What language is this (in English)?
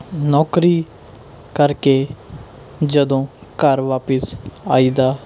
Punjabi